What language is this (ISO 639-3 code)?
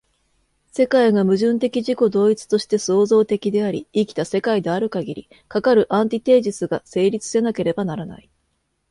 jpn